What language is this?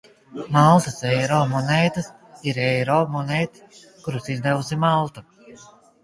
Latvian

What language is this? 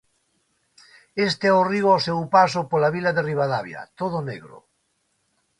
Galician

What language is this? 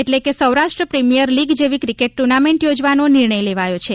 Gujarati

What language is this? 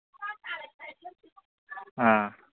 Manipuri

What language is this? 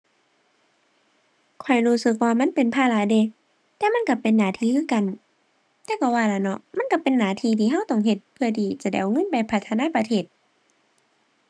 Thai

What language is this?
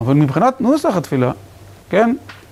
Hebrew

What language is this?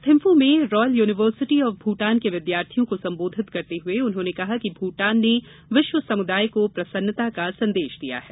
Hindi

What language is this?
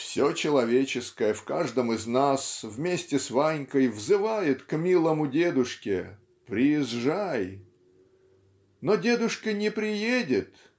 Russian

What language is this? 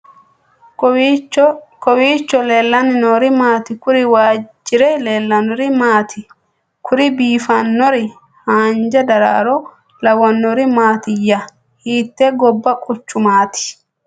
Sidamo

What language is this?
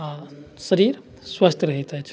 Maithili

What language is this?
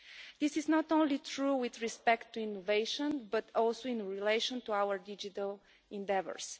English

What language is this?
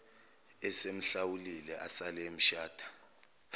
Zulu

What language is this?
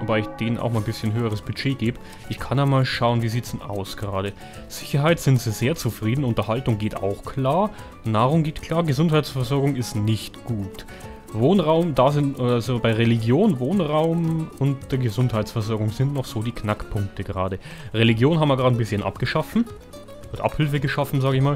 German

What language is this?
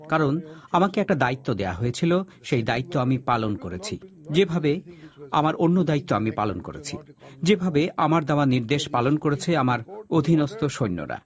Bangla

